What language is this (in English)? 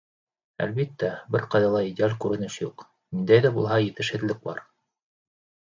Bashkir